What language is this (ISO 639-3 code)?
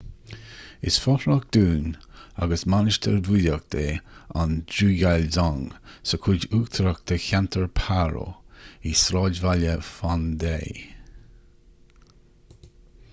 gle